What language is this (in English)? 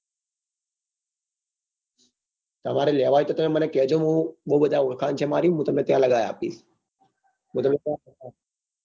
Gujarati